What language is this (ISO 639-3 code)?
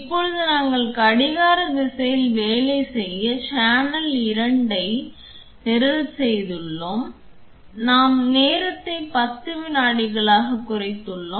tam